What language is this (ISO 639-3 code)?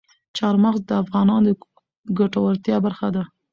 pus